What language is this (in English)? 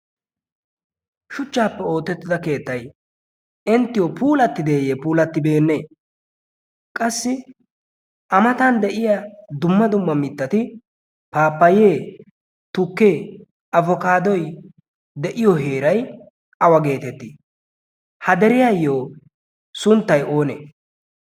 Wolaytta